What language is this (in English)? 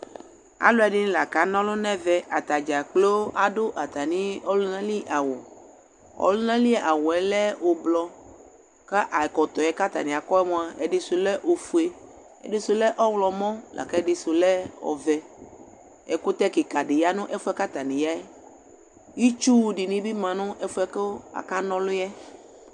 Ikposo